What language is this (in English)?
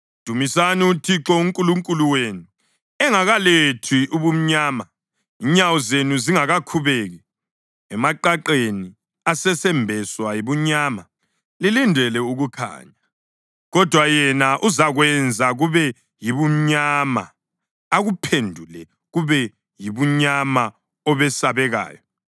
North Ndebele